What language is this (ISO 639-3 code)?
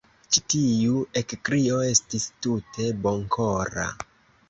epo